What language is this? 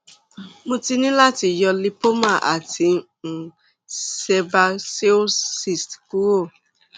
Yoruba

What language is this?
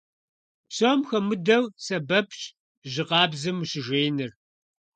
Kabardian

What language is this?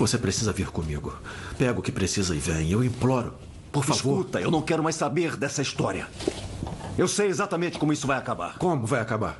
Portuguese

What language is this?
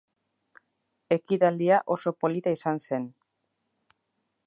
Basque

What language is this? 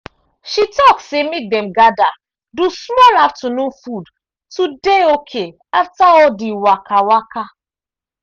Nigerian Pidgin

